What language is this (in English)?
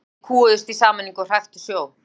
Icelandic